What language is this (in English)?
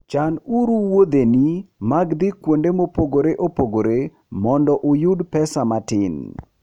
Luo (Kenya and Tanzania)